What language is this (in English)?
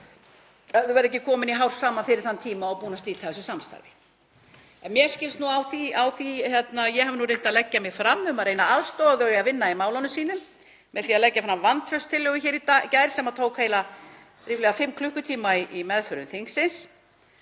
Icelandic